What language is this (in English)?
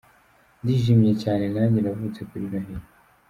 Kinyarwanda